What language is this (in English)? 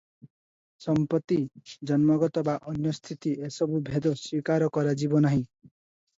Odia